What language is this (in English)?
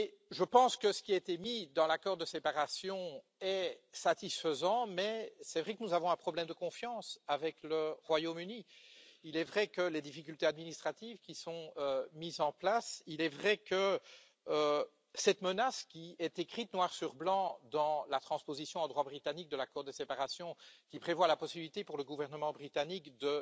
French